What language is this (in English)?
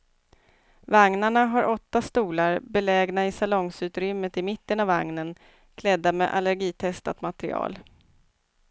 Swedish